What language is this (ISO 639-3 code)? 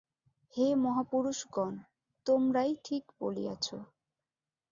ben